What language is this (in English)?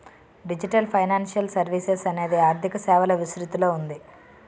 Telugu